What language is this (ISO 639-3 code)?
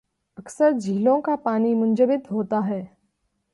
urd